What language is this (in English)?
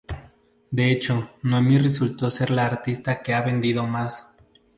Spanish